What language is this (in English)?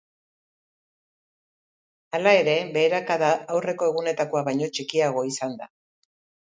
Basque